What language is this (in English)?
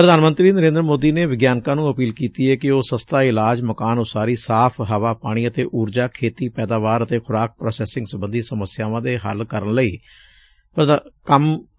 Punjabi